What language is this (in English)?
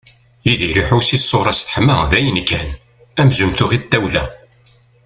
Kabyle